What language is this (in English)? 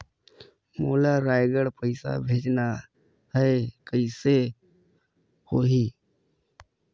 Chhattisgarhi